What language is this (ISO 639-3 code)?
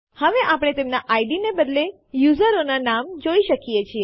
guj